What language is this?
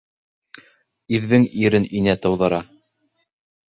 Bashkir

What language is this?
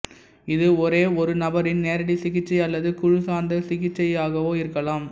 Tamil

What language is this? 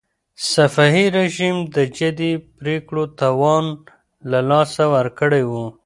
Pashto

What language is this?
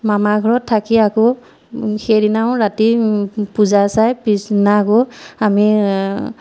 Assamese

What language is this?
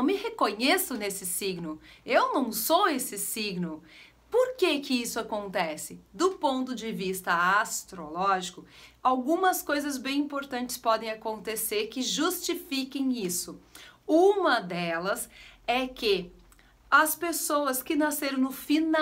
Portuguese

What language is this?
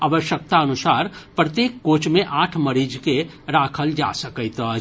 Maithili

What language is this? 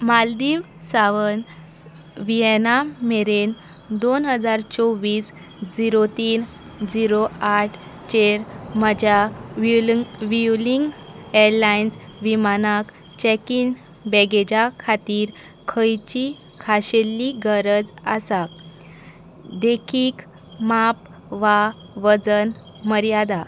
Konkani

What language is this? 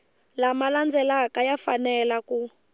Tsonga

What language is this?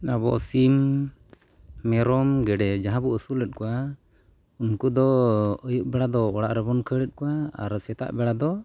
Santali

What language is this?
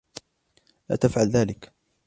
Arabic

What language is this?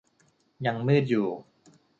Thai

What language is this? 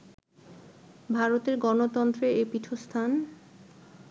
Bangla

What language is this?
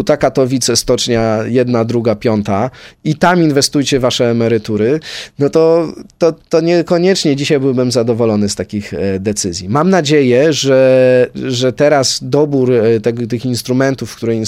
Polish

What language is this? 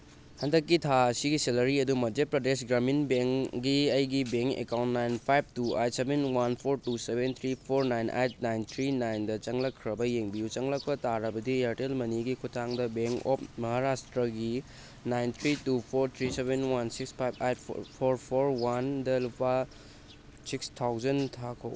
Manipuri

